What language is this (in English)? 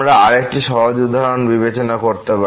Bangla